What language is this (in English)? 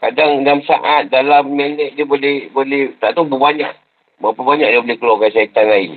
Malay